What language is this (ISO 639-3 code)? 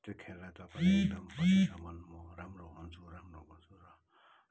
nep